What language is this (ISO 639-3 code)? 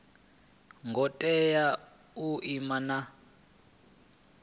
ven